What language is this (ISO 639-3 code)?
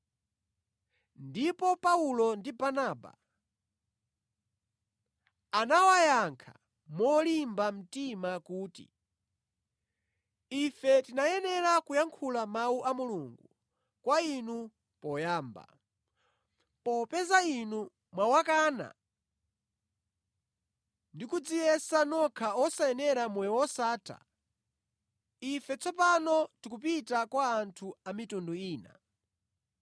nya